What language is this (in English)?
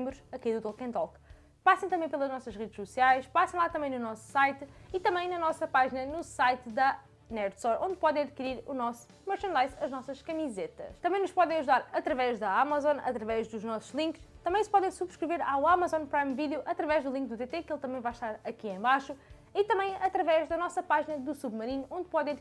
Portuguese